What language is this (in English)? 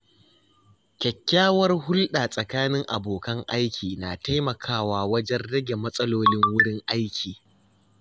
Hausa